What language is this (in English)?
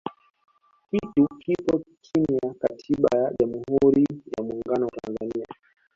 Swahili